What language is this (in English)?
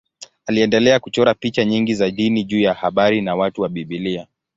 Swahili